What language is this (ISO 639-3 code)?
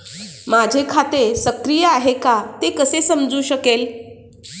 mar